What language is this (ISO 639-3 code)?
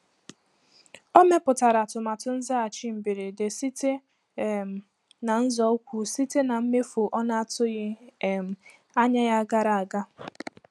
ibo